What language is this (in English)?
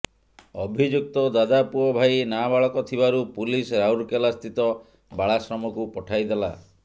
Odia